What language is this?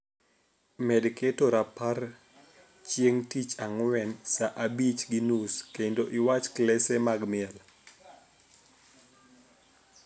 Luo (Kenya and Tanzania)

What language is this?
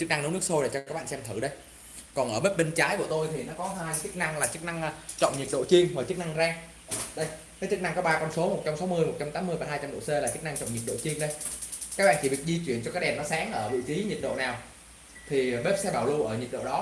Vietnamese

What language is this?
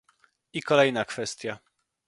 Polish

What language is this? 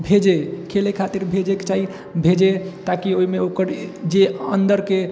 Maithili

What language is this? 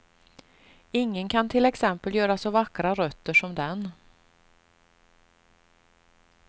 Swedish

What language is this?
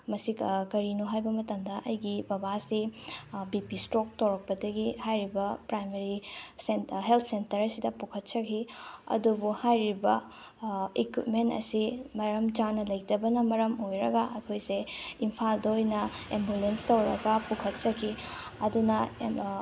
Manipuri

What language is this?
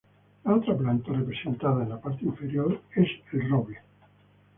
Spanish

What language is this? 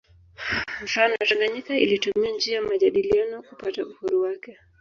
Swahili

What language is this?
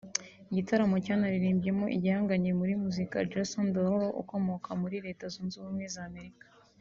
Kinyarwanda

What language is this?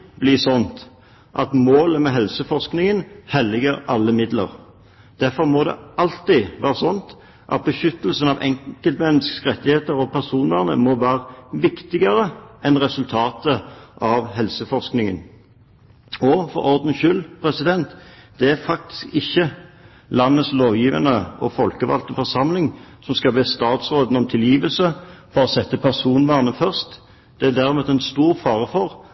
Norwegian Bokmål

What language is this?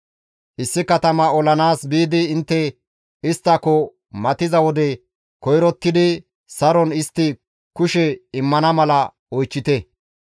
Gamo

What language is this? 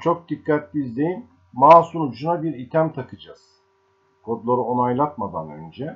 Turkish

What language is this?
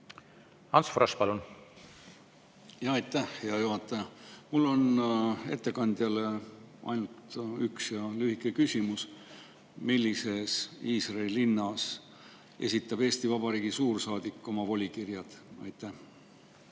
Estonian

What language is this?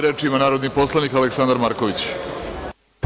Serbian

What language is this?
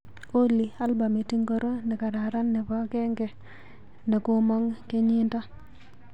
Kalenjin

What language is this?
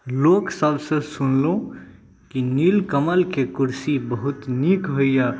Maithili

